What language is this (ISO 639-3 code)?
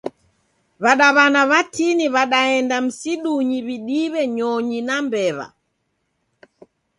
dav